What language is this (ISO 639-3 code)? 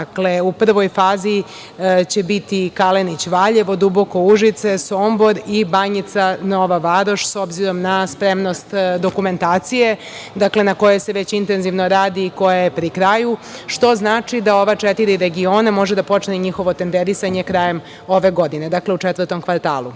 srp